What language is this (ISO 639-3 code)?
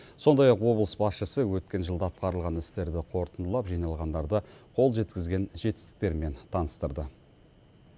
kaz